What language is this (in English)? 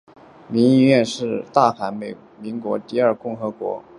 Chinese